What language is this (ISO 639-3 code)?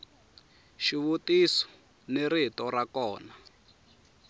tso